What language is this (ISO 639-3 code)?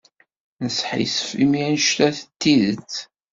kab